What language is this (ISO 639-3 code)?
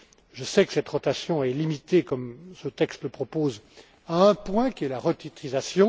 fra